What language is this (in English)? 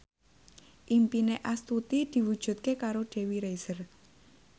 Javanese